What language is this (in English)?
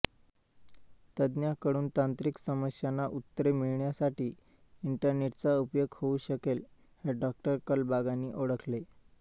Marathi